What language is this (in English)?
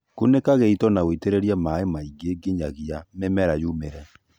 Kikuyu